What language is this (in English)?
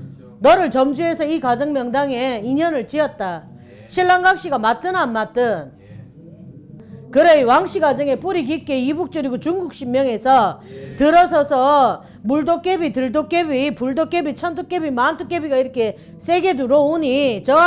Korean